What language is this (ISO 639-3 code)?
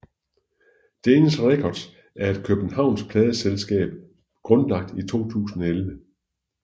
dan